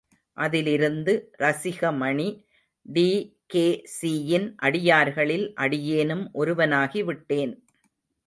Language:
Tamil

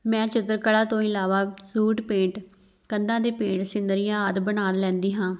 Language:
Punjabi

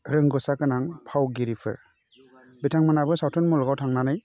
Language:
Bodo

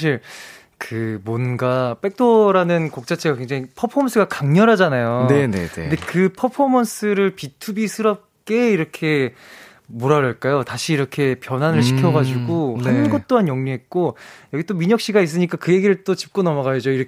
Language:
Korean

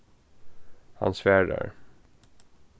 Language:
Faroese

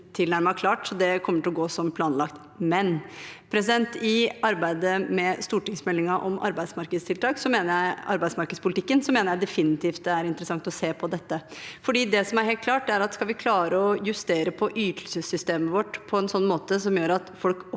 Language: Norwegian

